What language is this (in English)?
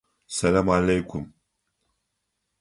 Adyghe